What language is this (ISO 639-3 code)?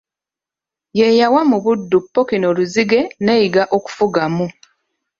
lug